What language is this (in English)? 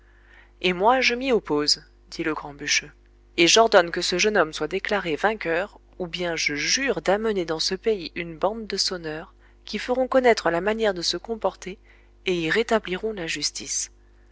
French